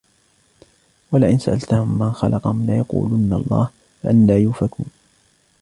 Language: Arabic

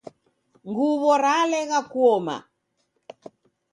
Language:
Taita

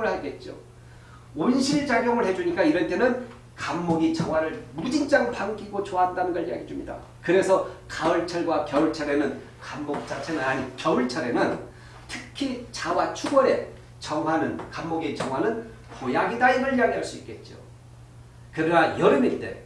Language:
Korean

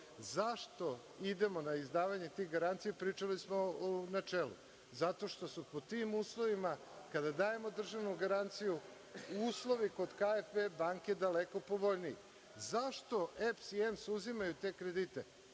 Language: Serbian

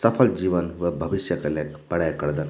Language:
Garhwali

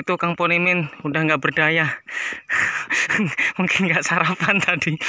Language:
Indonesian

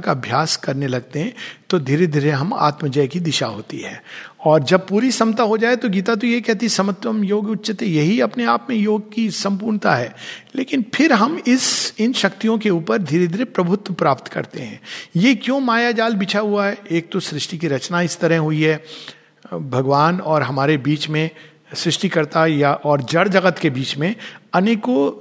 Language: Hindi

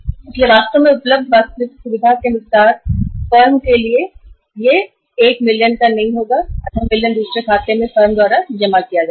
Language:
Hindi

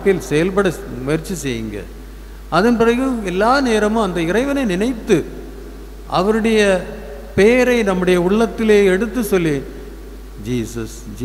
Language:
Tamil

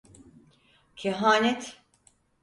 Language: Turkish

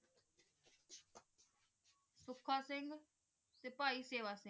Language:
Punjabi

